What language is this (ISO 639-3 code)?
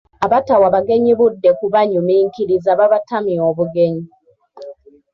lug